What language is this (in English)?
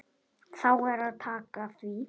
Icelandic